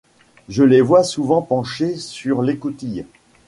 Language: French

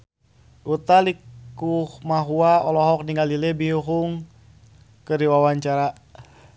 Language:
Sundanese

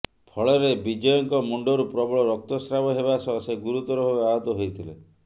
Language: Odia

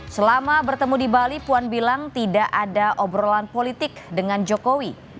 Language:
Indonesian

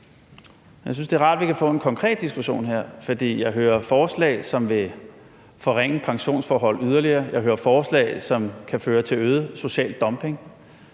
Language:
Danish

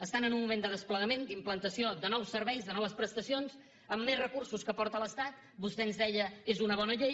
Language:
Catalan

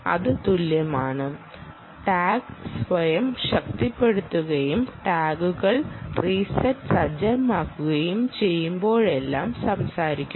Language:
Malayalam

